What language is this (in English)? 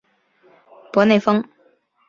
Chinese